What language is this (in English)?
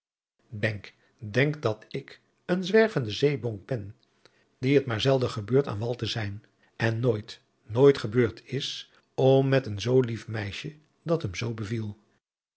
Dutch